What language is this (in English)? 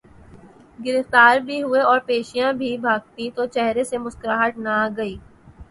Urdu